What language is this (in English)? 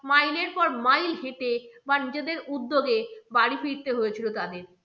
Bangla